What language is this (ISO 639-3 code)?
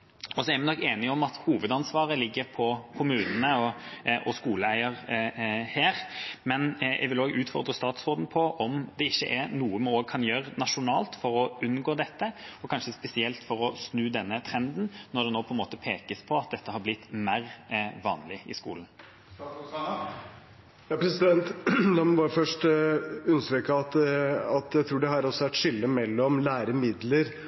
nob